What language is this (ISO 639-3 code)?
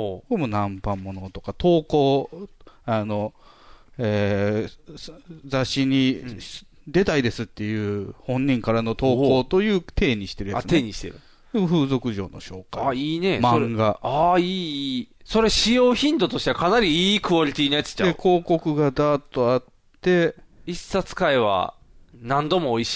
jpn